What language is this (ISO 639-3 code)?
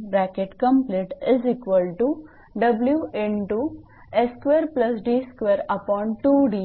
mar